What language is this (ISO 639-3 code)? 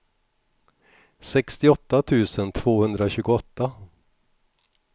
swe